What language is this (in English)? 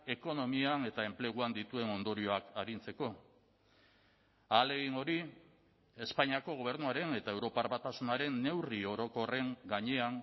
Basque